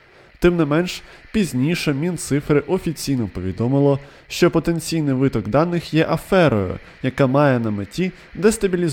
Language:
Ukrainian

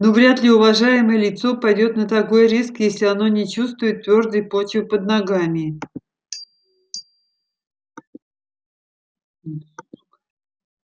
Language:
Russian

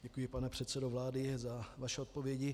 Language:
Czech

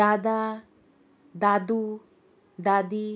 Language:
Konkani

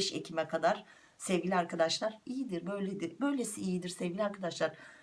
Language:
Turkish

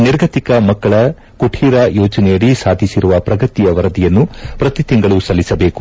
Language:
Kannada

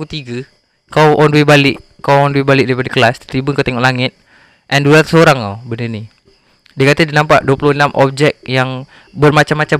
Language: Malay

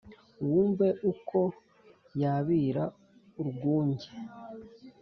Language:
Kinyarwanda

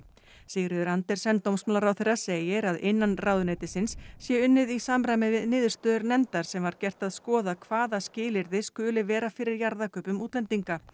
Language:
Icelandic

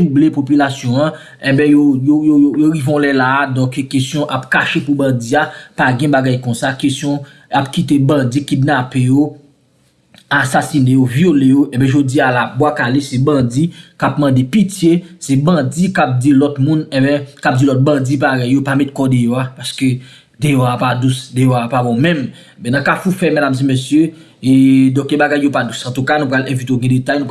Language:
French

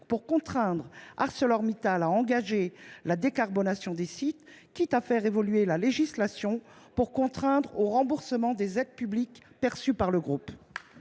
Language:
French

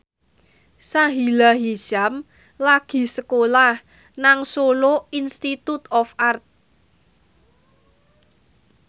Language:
Javanese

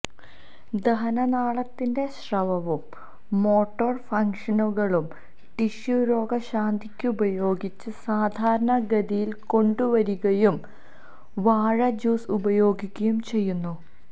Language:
Malayalam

